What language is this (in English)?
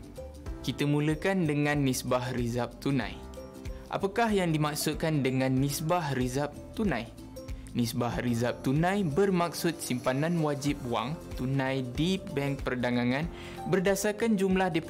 Malay